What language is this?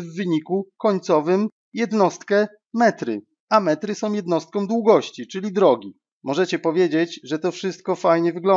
Polish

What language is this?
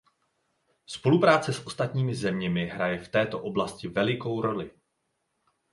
Czech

